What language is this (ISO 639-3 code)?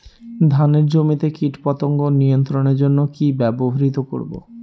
ben